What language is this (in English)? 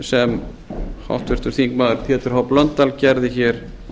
Icelandic